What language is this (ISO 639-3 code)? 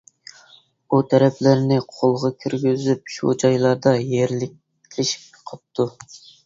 uig